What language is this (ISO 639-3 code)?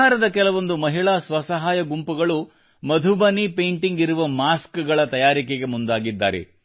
kan